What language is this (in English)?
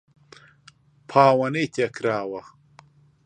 Central Kurdish